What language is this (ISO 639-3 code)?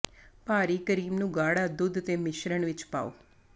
pan